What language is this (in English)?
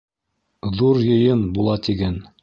Bashkir